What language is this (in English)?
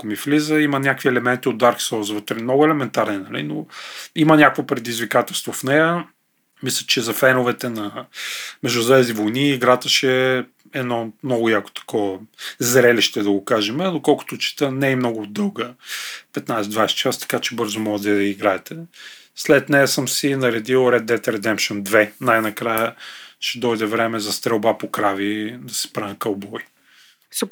Bulgarian